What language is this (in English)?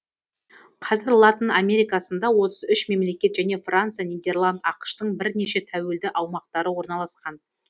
Kazakh